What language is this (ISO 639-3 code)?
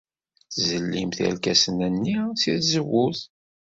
kab